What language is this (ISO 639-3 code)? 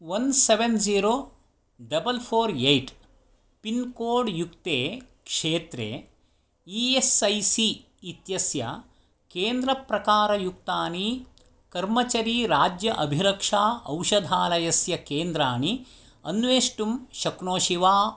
san